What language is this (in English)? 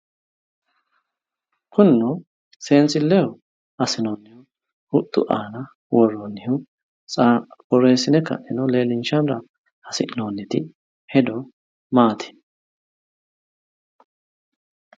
Sidamo